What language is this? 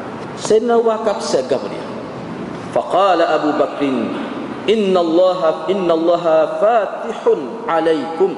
Malay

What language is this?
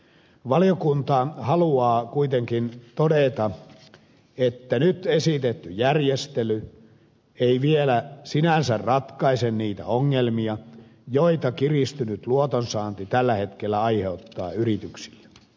Finnish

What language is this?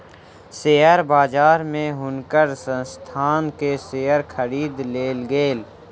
Maithili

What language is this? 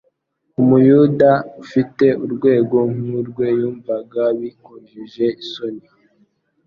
Kinyarwanda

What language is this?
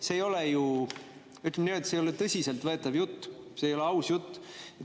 Estonian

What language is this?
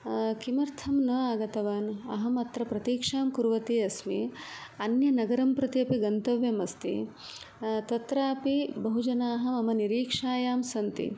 Sanskrit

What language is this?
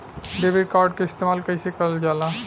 Bhojpuri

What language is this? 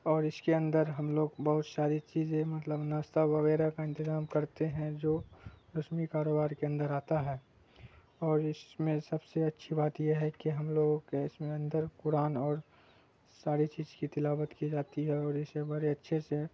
Urdu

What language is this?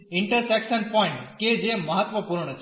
Gujarati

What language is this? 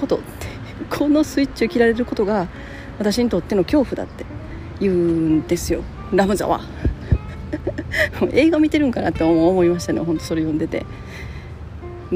Japanese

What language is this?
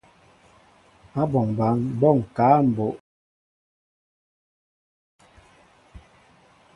Mbo (Cameroon)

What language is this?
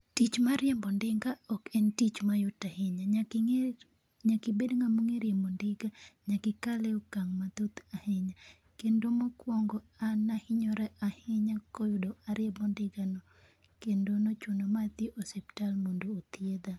Luo (Kenya and Tanzania)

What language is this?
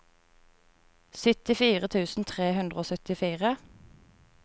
Norwegian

